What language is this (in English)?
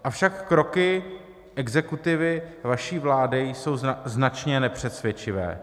Czech